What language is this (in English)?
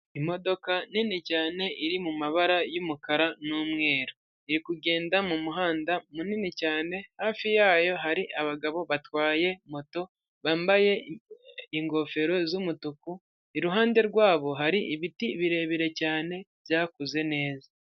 Kinyarwanda